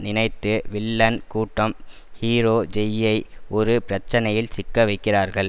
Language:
Tamil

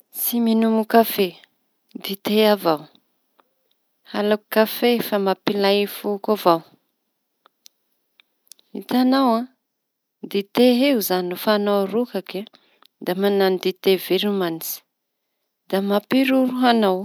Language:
Tanosy Malagasy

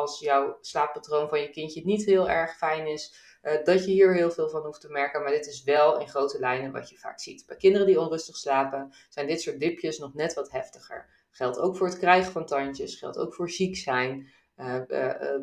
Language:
Dutch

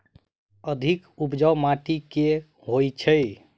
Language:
Maithili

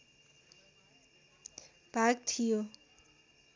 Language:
Nepali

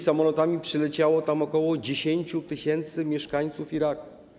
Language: Polish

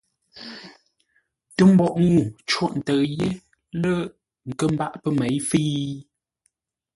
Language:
Ngombale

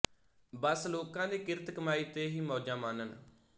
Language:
Punjabi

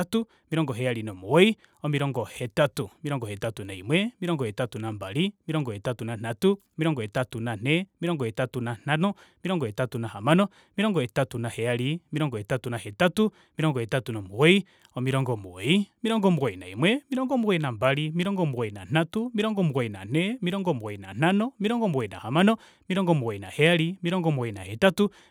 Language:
Kuanyama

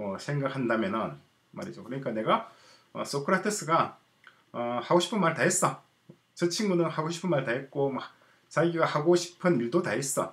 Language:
Korean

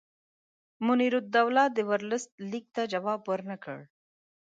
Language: Pashto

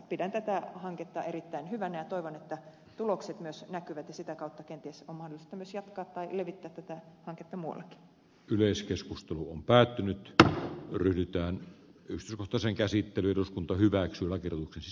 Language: Finnish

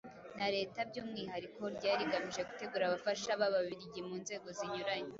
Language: Kinyarwanda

